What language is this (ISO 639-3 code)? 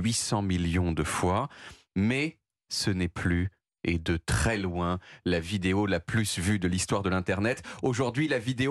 fra